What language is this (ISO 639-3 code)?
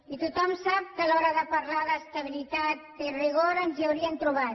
cat